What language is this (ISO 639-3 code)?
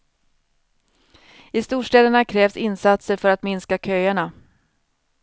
swe